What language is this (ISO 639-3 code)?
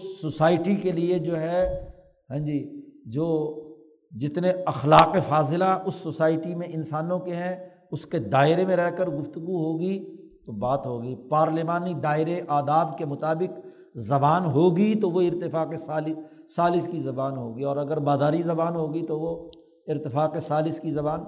urd